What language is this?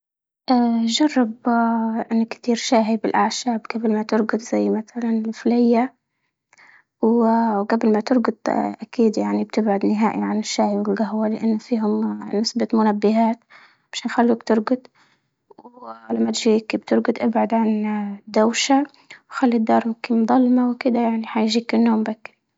Libyan Arabic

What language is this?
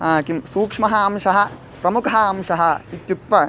Sanskrit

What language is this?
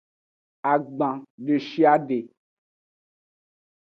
Aja (Benin)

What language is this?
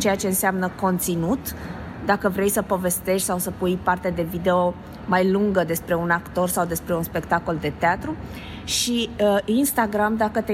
Romanian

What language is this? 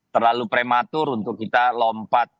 Indonesian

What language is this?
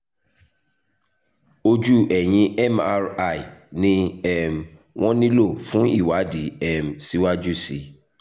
Yoruba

